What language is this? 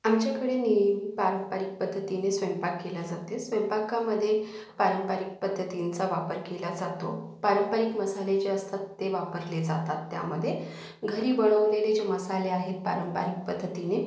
Marathi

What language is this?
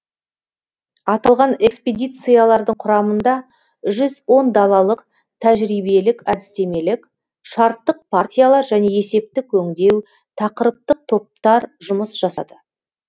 Kazakh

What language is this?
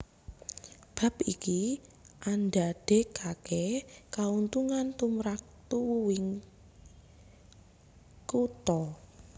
Javanese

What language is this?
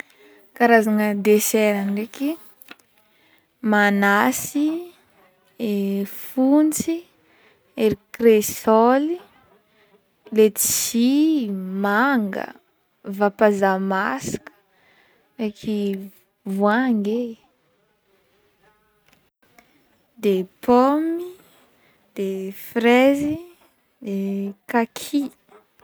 Northern Betsimisaraka Malagasy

